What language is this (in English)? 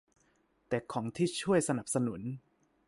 Thai